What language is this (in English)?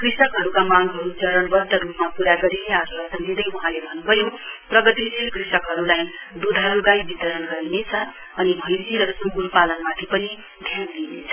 Nepali